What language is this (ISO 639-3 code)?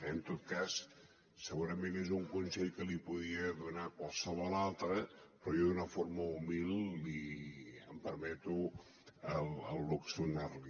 cat